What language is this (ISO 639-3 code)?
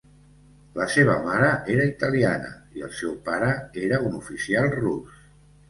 cat